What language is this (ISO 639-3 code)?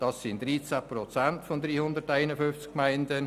gsw